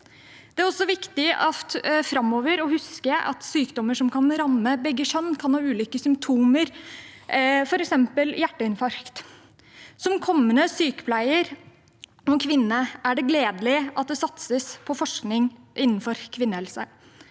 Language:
Norwegian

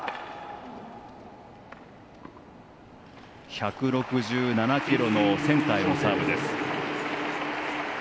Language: Japanese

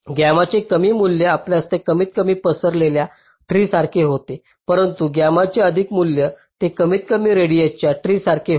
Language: Marathi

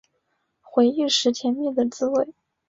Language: Chinese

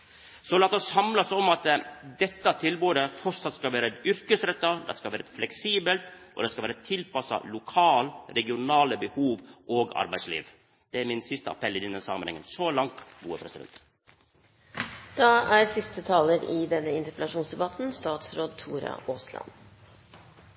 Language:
Norwegian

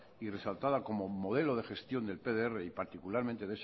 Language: Spanish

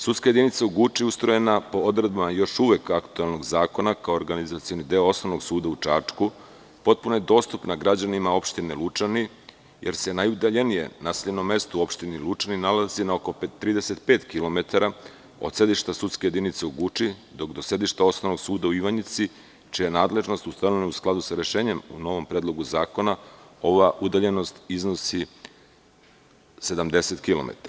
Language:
Serbian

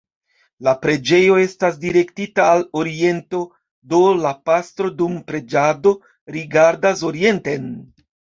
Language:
Esperanto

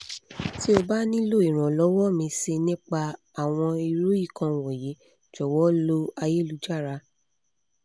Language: Yoruba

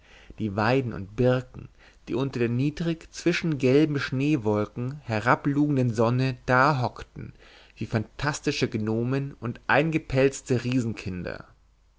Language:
German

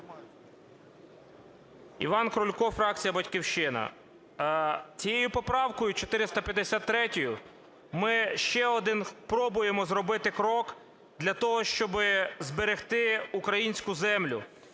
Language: Ukrainian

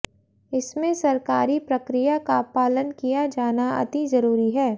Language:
Hindi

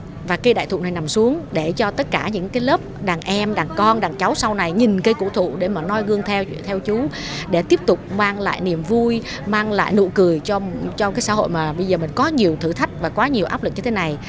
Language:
Vietnamese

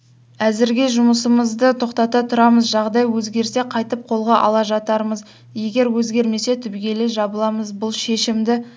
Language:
Kazakh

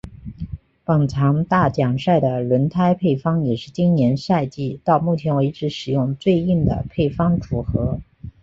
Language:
Chinese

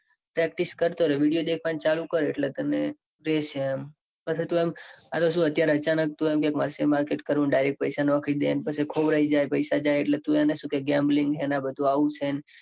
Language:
Gujarati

